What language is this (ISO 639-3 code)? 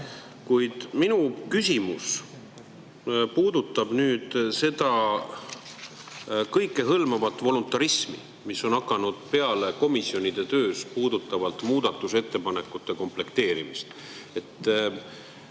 est